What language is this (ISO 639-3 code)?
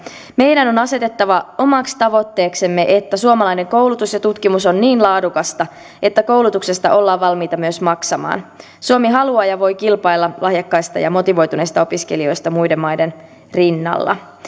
fin